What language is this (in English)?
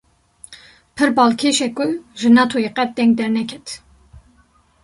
Kurdish